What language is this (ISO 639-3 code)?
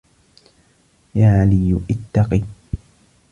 ara